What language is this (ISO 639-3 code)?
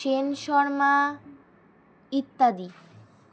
ben